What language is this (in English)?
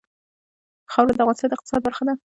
Pashto